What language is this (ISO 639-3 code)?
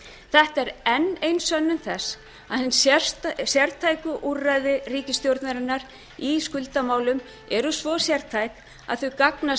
isl